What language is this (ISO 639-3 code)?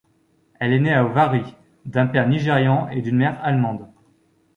fra